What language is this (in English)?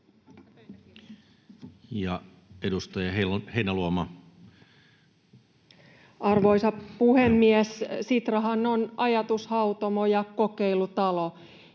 Finnish